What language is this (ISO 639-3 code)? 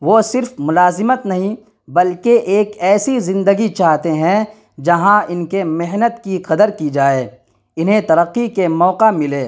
urd